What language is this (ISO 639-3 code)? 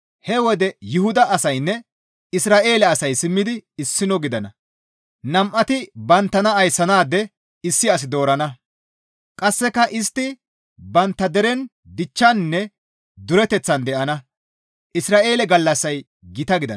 gmv